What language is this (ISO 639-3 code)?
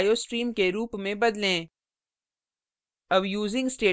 hin